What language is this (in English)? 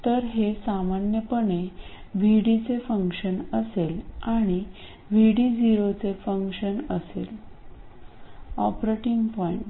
Marathi